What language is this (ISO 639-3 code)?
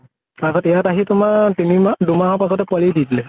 asm